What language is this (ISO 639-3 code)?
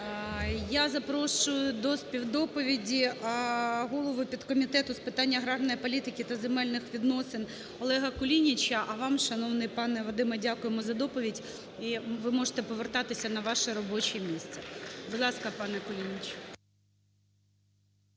ukr